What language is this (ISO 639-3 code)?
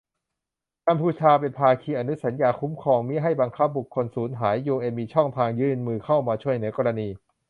tha